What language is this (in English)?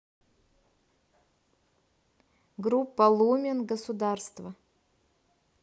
Russian